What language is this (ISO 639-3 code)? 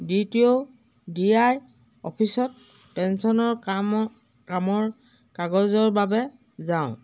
asm